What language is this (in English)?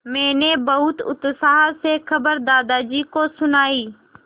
Hindi